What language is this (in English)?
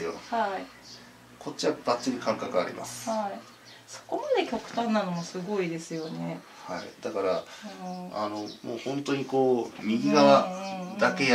Japanese